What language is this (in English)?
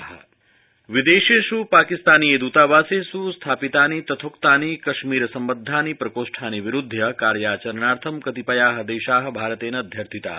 Sanskrit